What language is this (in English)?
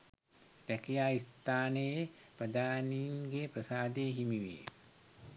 Sinhala